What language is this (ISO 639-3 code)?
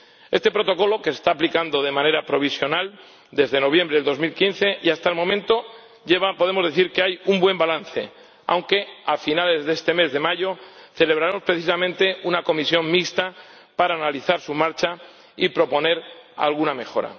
spa